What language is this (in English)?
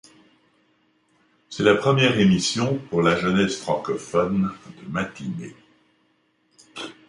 French